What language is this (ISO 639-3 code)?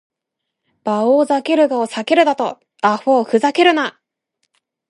jpn